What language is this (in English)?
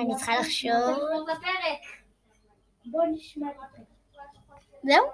Hebrew